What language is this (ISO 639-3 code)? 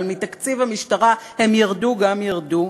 heb